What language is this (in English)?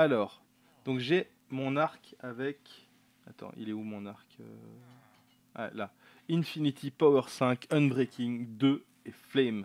French